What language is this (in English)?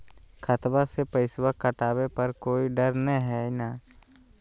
Magahi